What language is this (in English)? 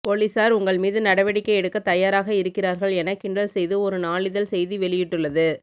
Tamil